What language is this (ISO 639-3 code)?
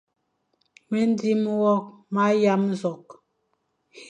fan